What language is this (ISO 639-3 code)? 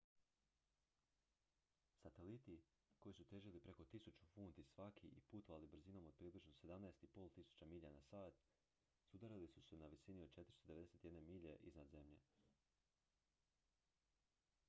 hrv